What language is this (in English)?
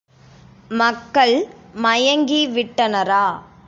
Tamil